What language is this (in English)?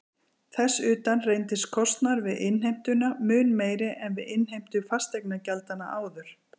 Icelandic